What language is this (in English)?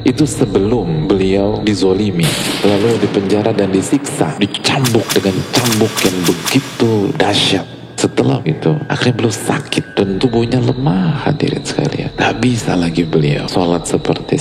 Indonesian